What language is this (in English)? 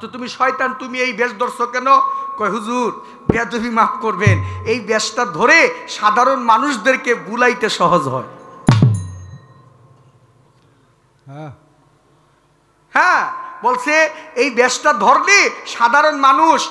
Arabic